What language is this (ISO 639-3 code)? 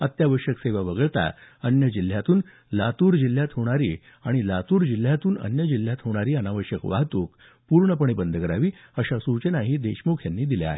mar